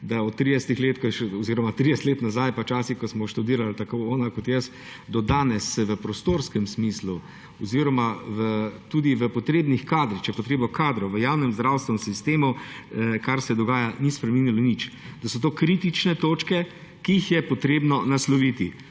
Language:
Slovenian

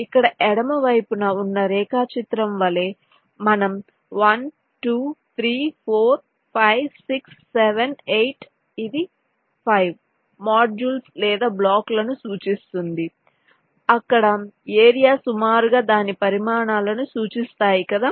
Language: Telugu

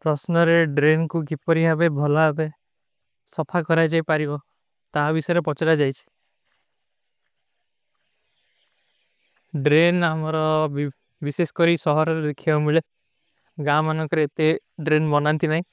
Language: Kui (India)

